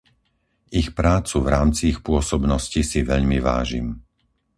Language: Slovak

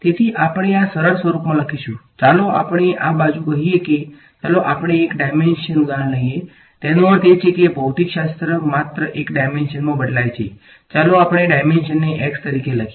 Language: Gujarati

